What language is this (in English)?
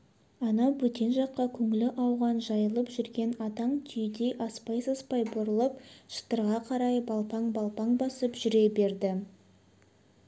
Kazakh